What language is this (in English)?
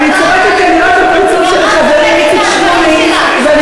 Hebrew